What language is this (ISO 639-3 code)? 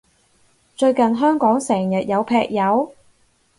yue